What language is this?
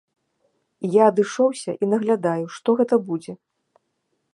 Belarusian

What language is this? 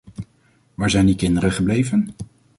Dutch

